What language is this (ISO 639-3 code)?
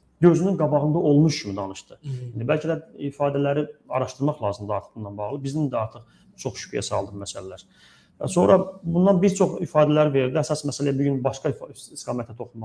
tur